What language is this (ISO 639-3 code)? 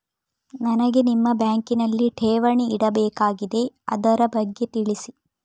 kan